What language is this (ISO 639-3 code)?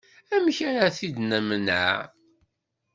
kab